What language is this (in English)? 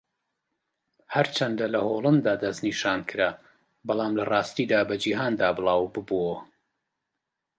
Central Kurdish